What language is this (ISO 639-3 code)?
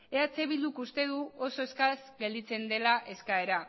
eus